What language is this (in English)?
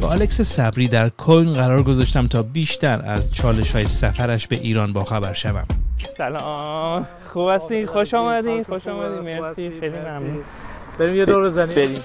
Persian